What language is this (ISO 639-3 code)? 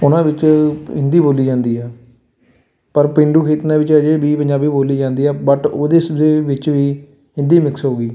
pan